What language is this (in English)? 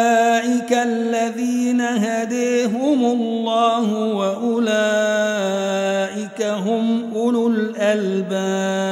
Arabic